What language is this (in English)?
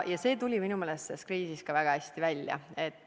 Estonian